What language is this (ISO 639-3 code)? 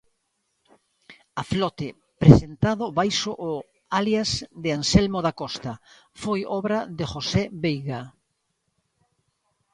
glg